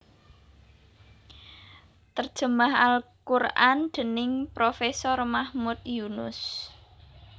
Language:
Javanese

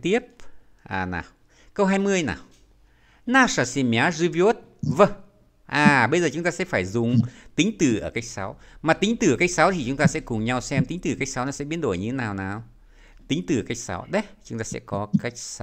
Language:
Vietnamese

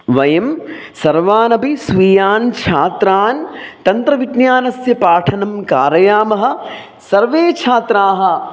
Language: Sanskrit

